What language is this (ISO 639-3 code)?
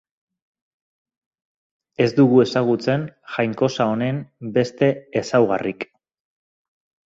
eus